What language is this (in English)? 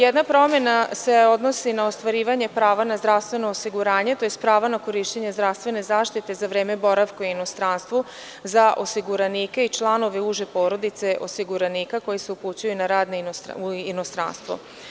Serbian